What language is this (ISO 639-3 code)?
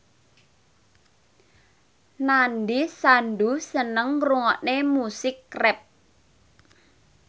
jav